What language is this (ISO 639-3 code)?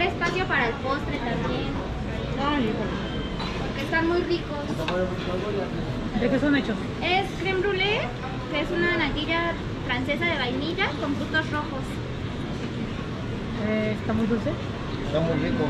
spa